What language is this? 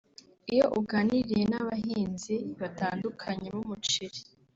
Kinyarwanda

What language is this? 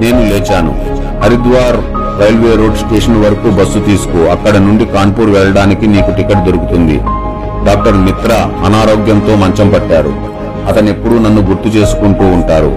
Telugu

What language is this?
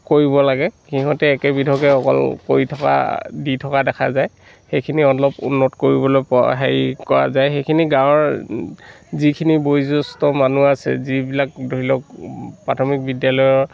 Assamese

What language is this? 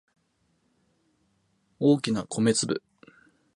Japanese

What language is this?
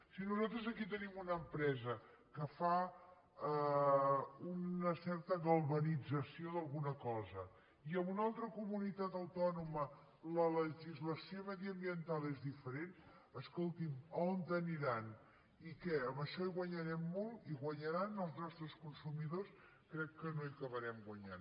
Catalan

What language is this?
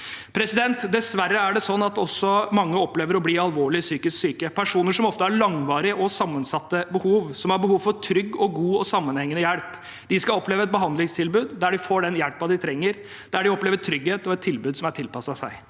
Norwegian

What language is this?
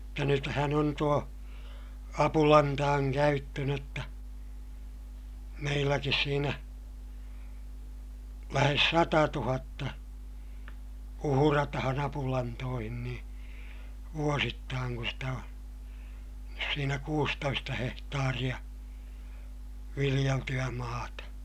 Finnish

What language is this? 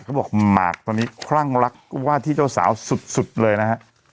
Thai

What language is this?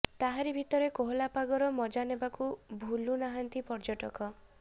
Odia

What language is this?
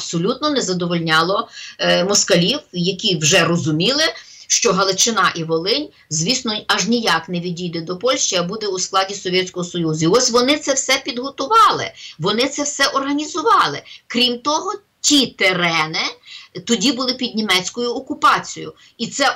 Ukrainian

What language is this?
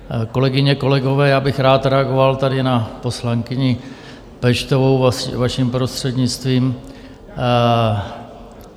Czech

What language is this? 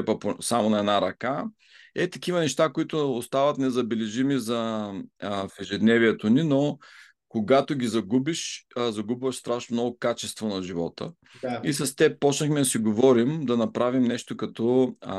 Bulgarian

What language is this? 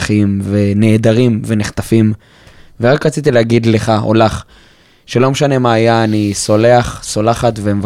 Hebrew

